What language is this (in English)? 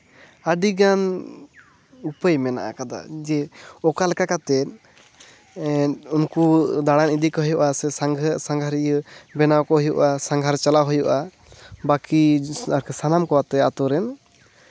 Santali